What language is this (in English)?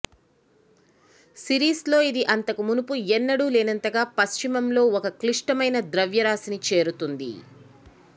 Telugu